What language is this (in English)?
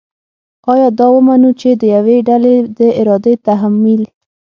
Pashto